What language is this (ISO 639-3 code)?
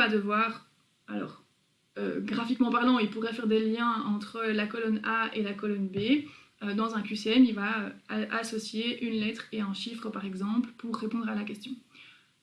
fra